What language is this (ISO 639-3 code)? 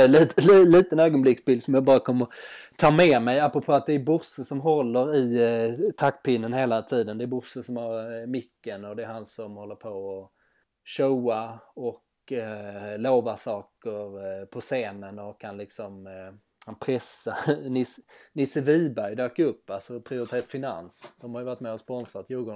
swe